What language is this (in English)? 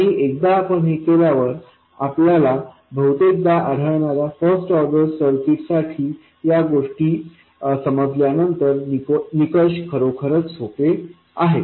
Marathi